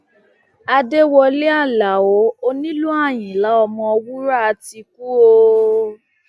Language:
Yoruba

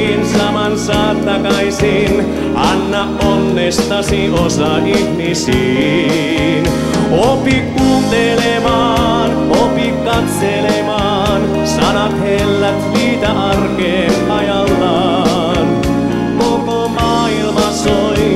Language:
Finnish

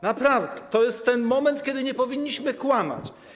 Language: Polish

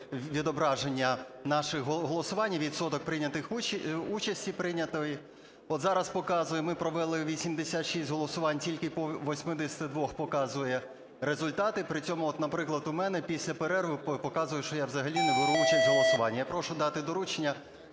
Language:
Ukrainian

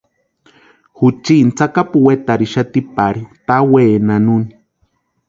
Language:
Western Highland Purepecha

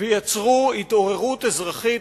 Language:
Hebrew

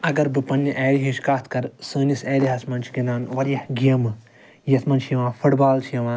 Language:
Kashmiri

